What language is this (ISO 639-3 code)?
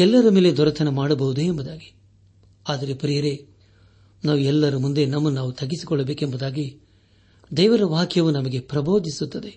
kan